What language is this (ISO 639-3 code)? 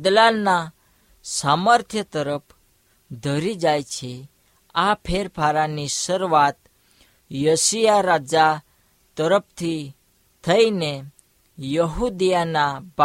hin